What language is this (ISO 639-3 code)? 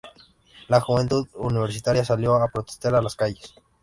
spa